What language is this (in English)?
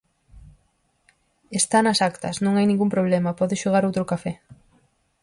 Galician